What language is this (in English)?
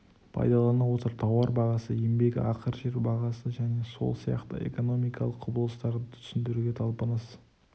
Kazakh